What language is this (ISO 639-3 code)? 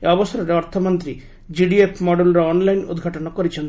ori